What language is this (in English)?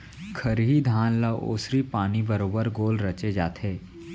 Chhattisgarhi